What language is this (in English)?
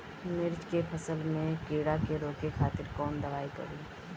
Bhojpuri